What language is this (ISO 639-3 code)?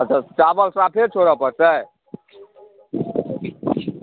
mai